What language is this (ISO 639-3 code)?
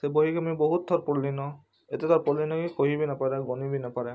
ori